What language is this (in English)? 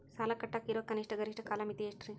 Kannada